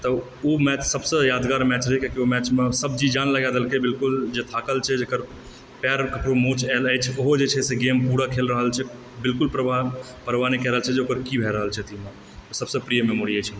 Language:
Maithili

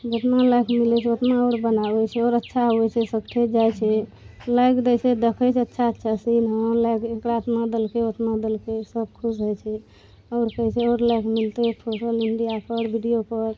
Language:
Maithili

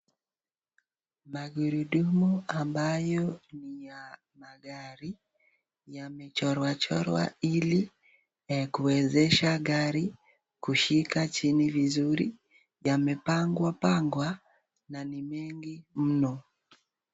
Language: Swahili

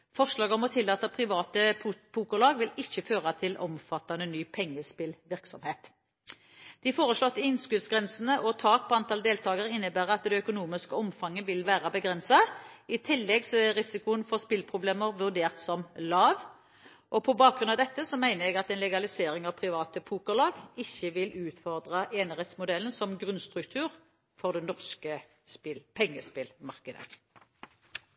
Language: Norwegian Bokmål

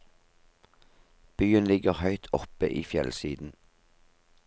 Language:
Norwegian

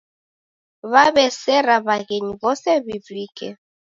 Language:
Taita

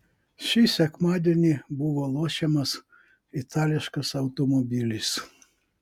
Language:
Lithuanian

